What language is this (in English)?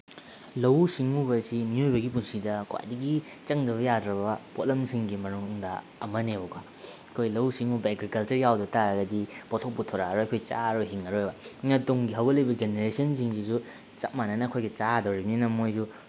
Manipuri